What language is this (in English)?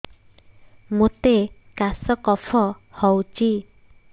Odia